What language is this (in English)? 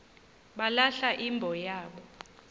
Xhosa